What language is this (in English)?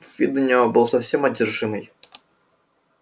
Russian